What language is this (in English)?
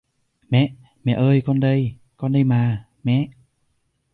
Vietnamese